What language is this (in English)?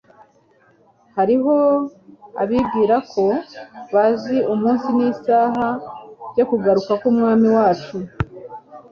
Kinyarwanda